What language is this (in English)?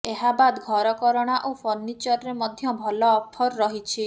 Odia